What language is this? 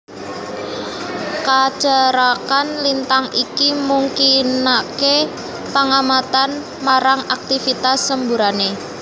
Javanese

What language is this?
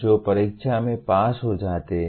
Hindi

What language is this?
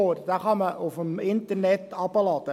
Swiss German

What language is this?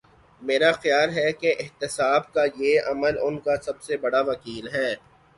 Urdu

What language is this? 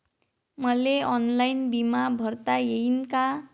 Marathi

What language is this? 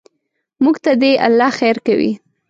Pashto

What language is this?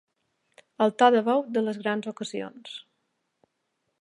Catalan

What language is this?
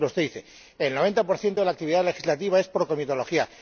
Spanish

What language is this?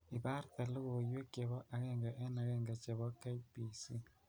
Kalenjin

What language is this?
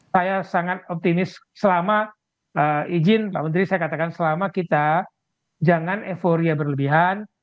Indonesian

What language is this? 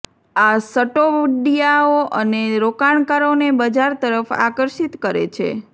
Gujarati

